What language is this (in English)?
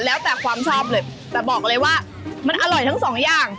Thai